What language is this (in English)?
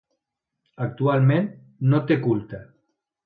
Catalan